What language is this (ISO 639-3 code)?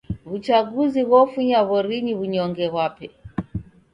dav